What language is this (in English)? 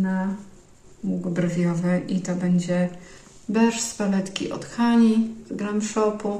Polish